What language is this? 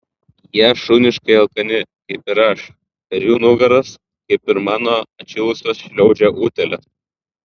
Lithuanian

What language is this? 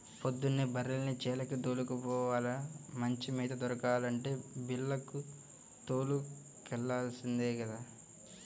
Telugu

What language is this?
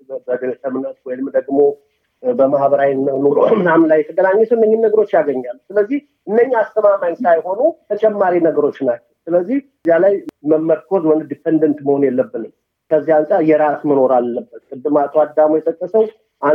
Amharic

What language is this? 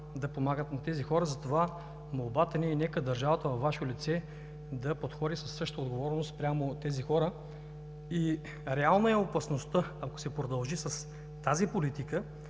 Bulgarian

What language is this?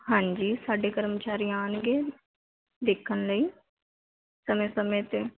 Punjabi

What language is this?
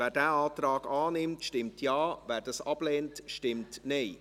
Swiss German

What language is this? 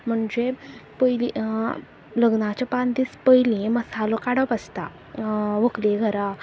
Konkani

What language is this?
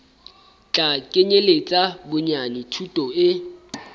Southern Sotho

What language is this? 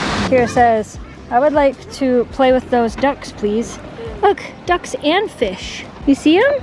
English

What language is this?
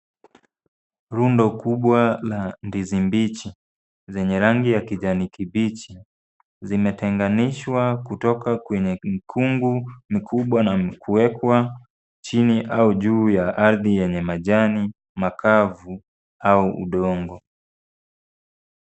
Swahili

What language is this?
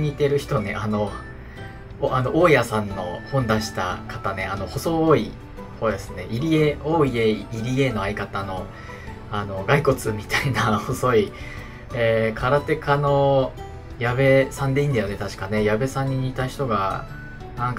Japanese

